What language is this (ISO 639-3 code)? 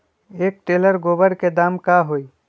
mag